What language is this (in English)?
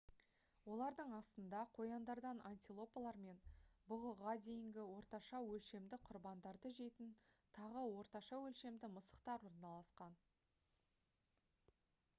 Kazakh